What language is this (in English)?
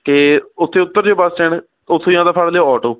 Punjabi